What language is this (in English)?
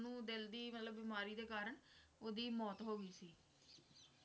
Punjabi